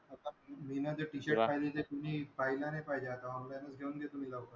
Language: Marathi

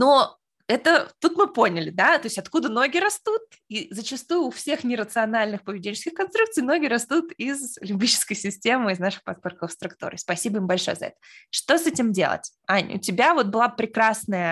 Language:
Russian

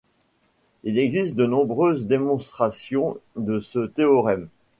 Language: French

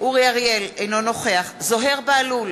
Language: Hebrew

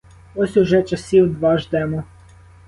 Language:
Ukrainian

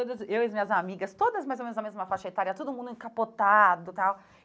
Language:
Portuguese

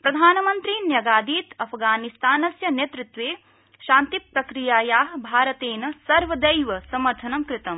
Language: Sanskrit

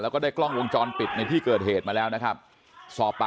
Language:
Thai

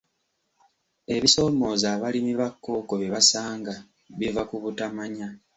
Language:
Ganda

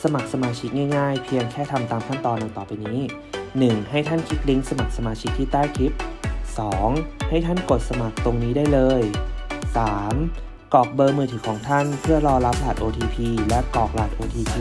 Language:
Thai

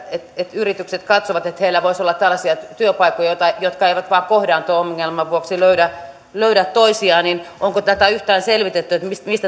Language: Finnish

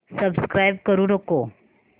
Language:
Marathi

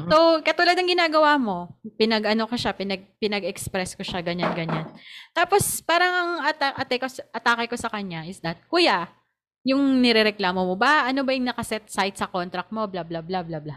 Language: Filipino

